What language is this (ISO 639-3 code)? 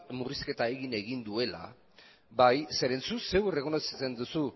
eus